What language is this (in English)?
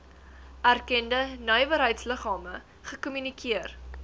Afrikaans